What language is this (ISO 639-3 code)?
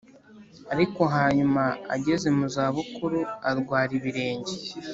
kin